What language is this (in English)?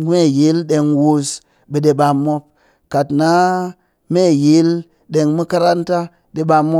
Cakfem-Mushere